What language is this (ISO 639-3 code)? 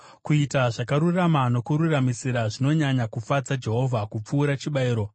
sna